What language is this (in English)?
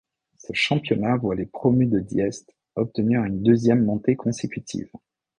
French